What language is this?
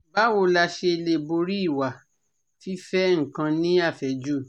Yoruba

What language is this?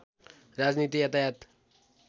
Nepali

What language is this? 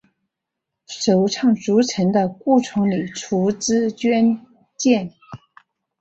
Chinese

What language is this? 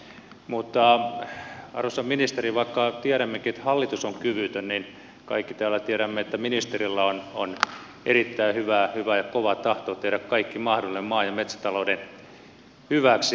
Finnish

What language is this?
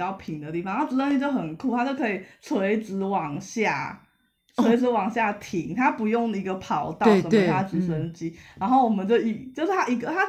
Chinese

